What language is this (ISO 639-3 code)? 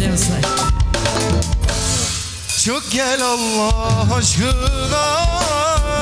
tur